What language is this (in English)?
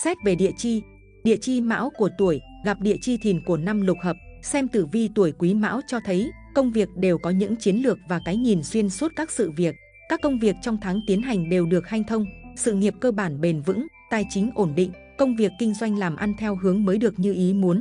Vietnamese